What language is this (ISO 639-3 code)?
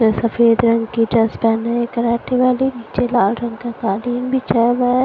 hin